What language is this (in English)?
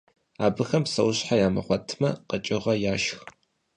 Kabardian